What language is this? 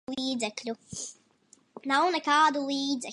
Latvian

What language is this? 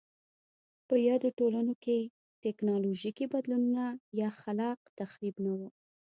Pashto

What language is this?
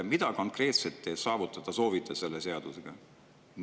Estonian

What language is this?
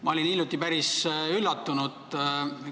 Estonian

